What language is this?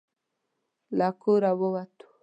Pashto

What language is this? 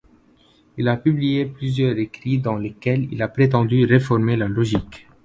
French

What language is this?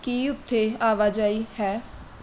Punjabi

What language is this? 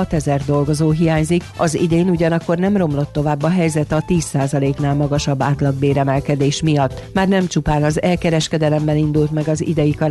Hungarian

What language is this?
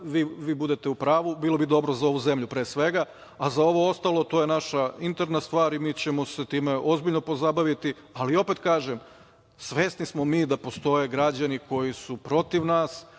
Serbian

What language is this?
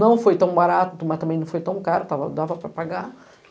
Portuguese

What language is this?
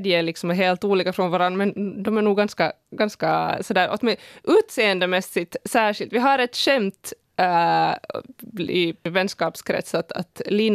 Swedish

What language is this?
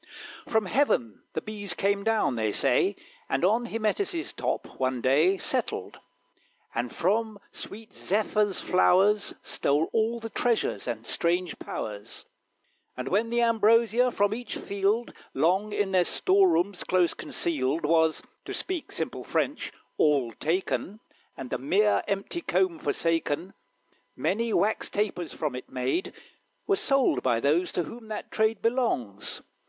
English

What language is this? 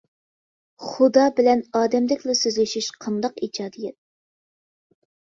Uyghur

